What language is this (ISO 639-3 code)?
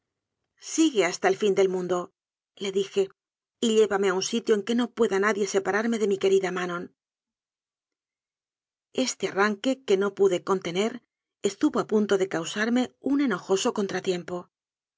spa